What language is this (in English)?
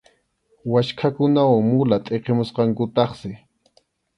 Arequipa-La Unión Quechua